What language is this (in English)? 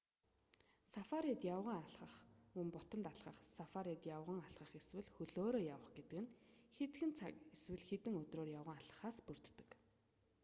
Mongolian